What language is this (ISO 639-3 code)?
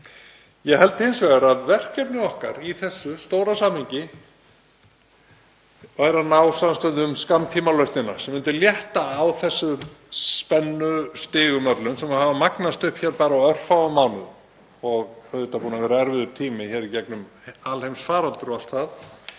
isl